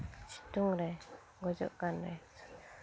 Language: Santali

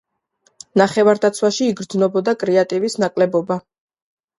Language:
Georgian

